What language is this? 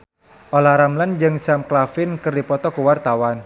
Sundanese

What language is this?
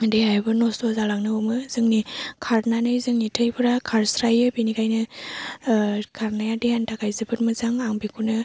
Bodo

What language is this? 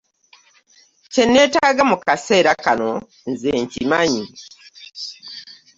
Ganda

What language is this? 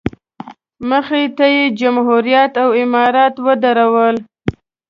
Pashto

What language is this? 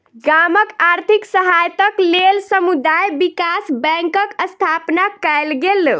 Maithili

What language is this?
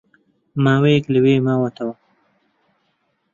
Central Kurdish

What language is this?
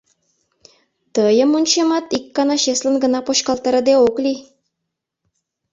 Mari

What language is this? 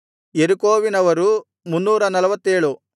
Kannada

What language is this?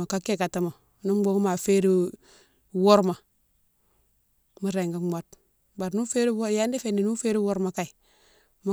Mansoanka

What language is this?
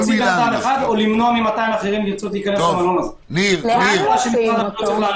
Hebrew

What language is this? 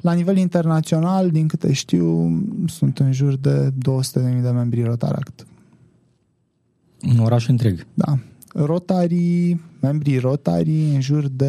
Romanian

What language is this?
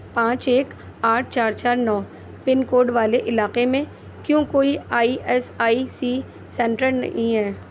Urdu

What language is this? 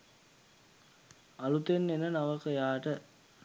Sinhala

